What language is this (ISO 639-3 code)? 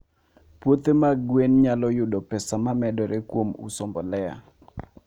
luo